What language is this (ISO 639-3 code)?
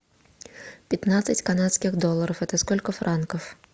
rus